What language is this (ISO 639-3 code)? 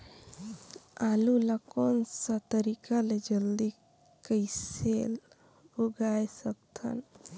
hne